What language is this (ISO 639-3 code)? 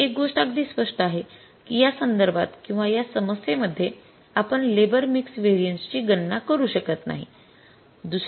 mar